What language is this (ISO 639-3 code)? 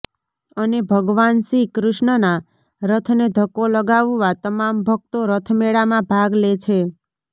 guj